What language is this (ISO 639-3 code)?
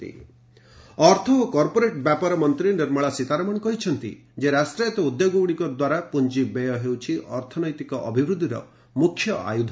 ori